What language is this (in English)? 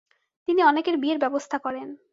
Bangla